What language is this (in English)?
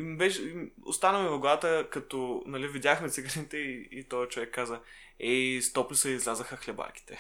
Bulgarian